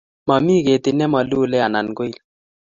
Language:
Kalenjin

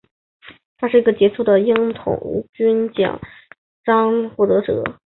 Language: Chinese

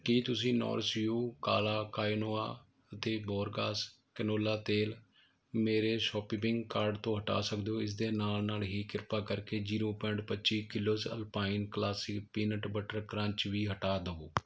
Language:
Punjabi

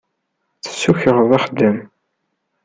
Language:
Kabyle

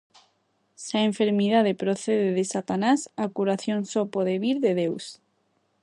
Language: Galician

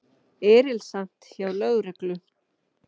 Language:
Icelandic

